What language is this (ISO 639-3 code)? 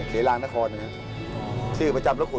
tha